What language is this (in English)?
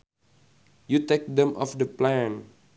Sundanese